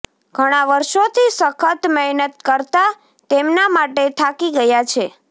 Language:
Gujarati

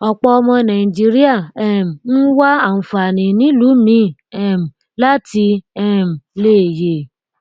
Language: Yoruba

